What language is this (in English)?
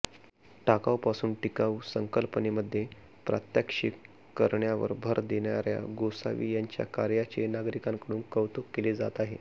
Marathi